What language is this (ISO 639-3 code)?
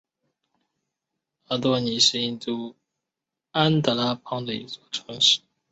zho